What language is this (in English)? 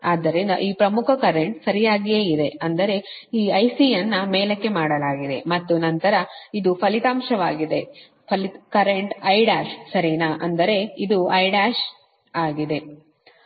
Kannada